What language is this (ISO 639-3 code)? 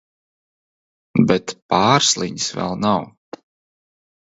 lav